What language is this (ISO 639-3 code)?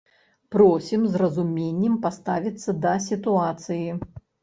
bel